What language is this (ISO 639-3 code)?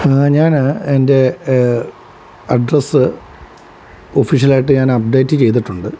mal